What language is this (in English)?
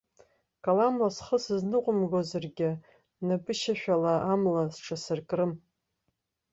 Abkhazian